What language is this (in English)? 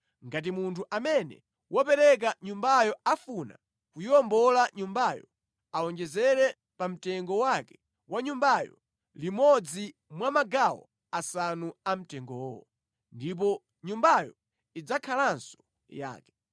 Nyanja